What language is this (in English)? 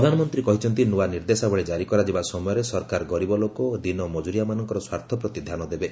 Odia